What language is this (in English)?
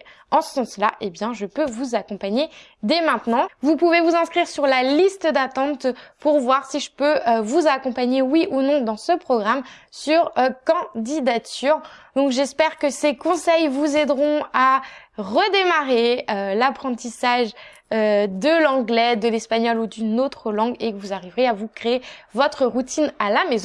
French